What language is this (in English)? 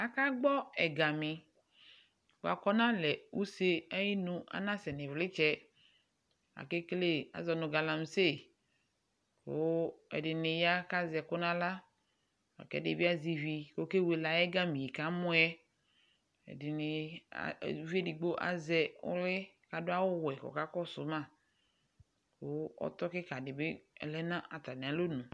Ikposo